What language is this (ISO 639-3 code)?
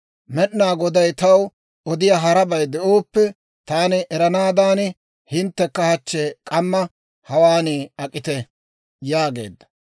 dwr